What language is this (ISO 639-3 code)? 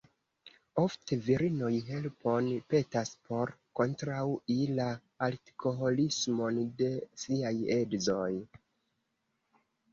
epo